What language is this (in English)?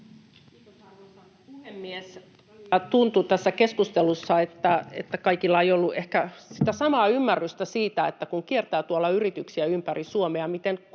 Finnish